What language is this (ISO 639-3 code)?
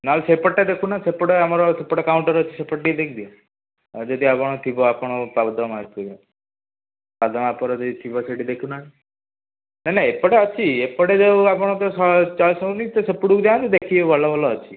ori